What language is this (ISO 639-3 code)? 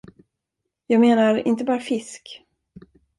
swe